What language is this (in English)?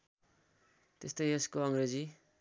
Nepali